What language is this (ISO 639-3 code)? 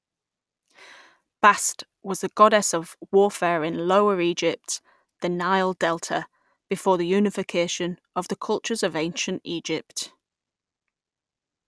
eng